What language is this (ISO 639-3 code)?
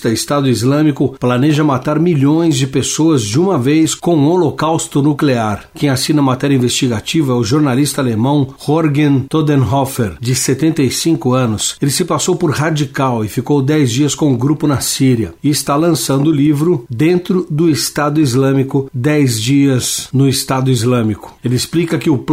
por